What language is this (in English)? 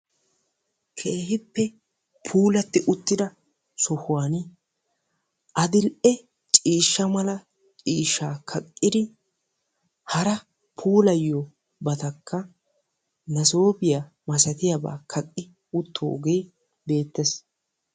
Wolaytta